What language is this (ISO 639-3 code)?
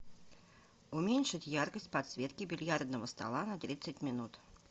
rus